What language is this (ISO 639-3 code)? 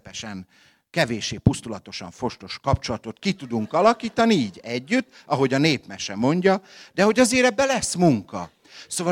hun